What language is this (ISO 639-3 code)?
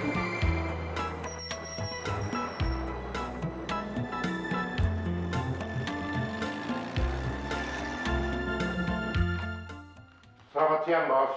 ind